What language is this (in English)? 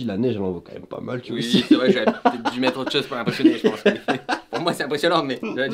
French